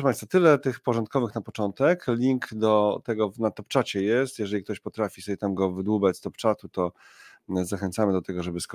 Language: Polish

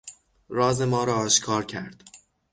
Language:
Persian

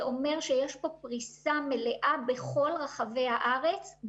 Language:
Hebrew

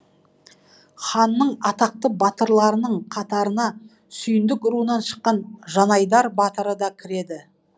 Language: Kazakh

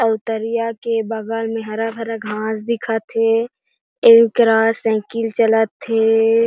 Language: Chhattisgarhi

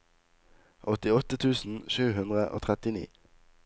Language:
Norwegian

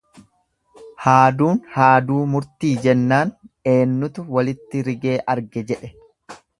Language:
Oromo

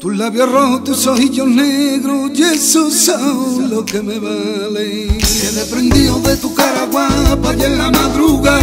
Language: Romanian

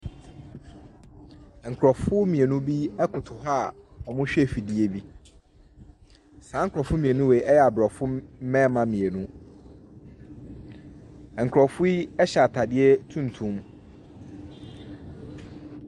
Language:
Akan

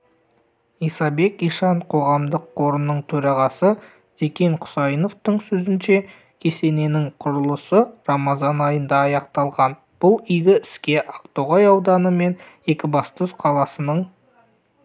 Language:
Kazakh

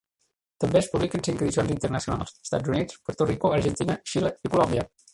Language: Catalan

